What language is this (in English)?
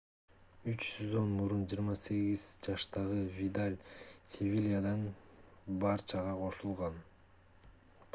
Kyrgyz